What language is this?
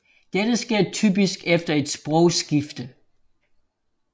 Danish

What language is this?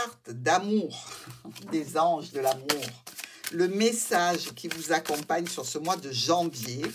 French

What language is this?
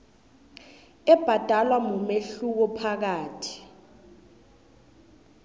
South Ndebele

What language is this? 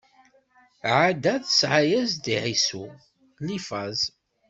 Kabyle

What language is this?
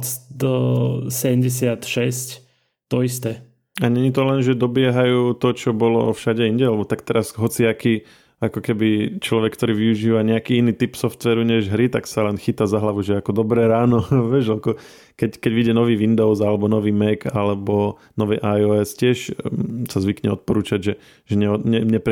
Slovak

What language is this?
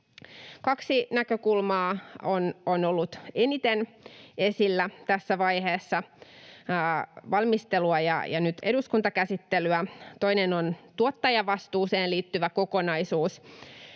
Finnish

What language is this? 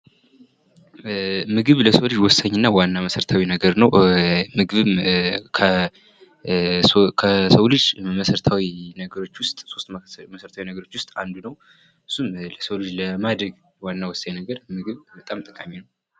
Amharic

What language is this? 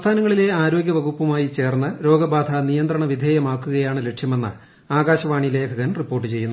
Malayalam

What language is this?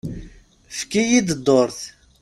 Kabyle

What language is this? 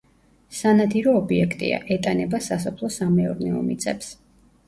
Georgian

